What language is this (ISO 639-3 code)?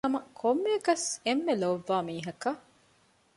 div